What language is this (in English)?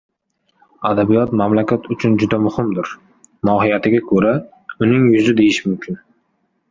Uzbek